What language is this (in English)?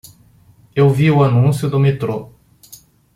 Portuguese